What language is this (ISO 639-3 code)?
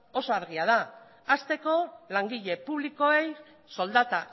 eus